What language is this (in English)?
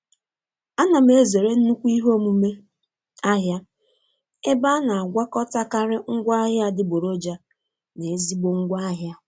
Igbo